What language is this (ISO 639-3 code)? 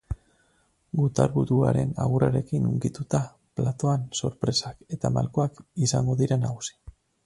eus